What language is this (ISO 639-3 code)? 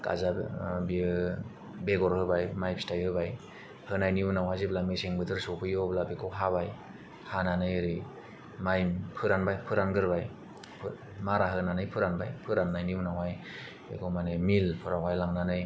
brx